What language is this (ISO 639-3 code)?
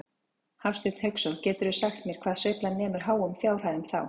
isl